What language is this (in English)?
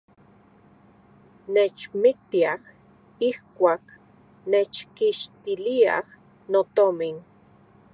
Central Puebla Nahuatl